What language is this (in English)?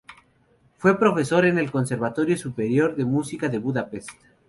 Spanish